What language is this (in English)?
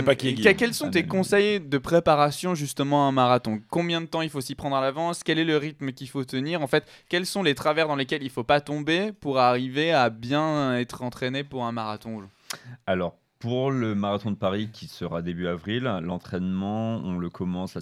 French